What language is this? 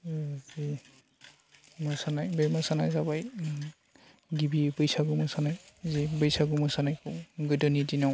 Bodo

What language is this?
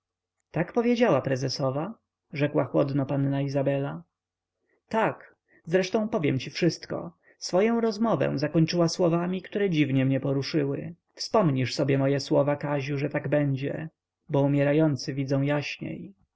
Polish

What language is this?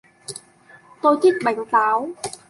Vietnamese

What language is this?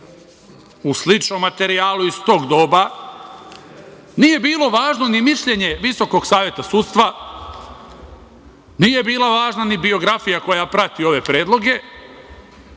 Serbian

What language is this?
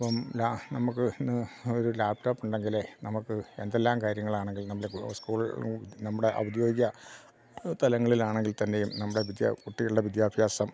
Malayalam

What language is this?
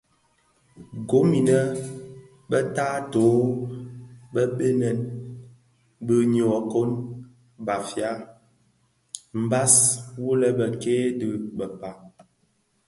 Bafia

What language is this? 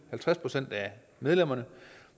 Danish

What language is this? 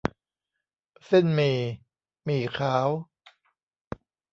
Thai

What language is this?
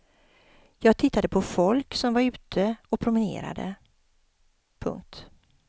Swedish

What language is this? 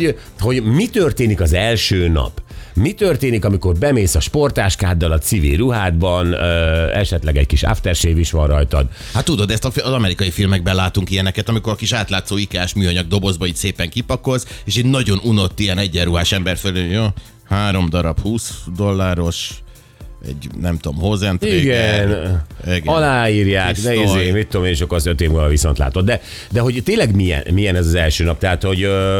Hungarian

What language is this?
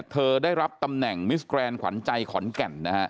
Thai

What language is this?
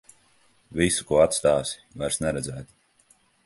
Latvian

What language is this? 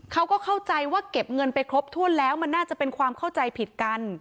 Thai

